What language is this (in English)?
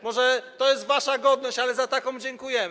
Polish